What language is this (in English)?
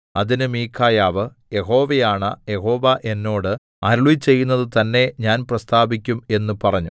Malayalam